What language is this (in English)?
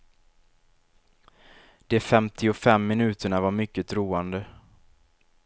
Swedish